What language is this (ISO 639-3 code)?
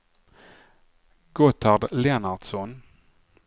swe